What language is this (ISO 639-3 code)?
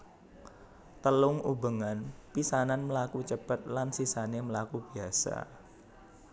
jav